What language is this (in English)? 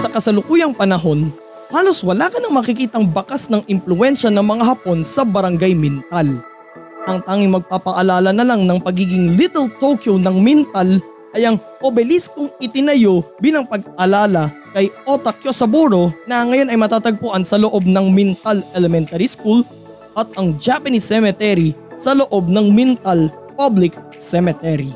Filipino